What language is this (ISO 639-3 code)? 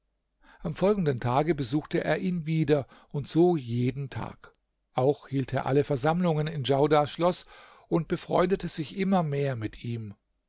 deu